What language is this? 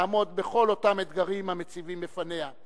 Hebrew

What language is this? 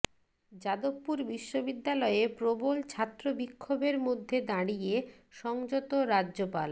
Bangla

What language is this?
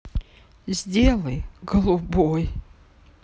Russian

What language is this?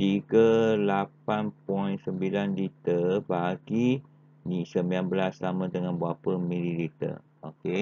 Malay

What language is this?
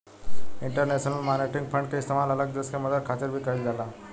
Bhojpuri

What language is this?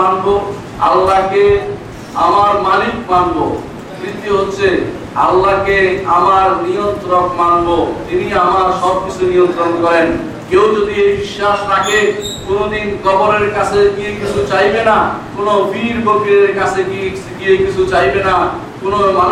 Bangla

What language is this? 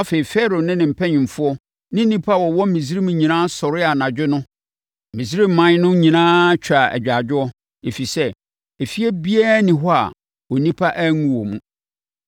Akan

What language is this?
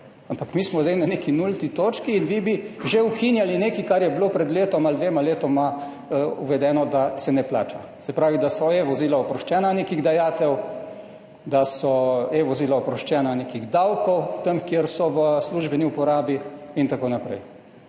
Slovenian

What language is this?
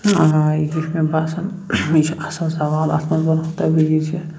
Kashmiri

